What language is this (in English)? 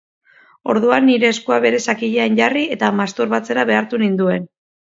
Basque